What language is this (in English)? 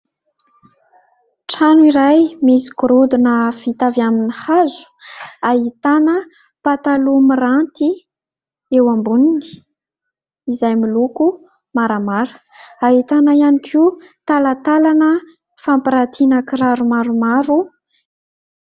Malagasy